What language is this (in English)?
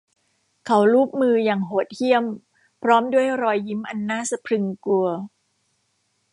Thai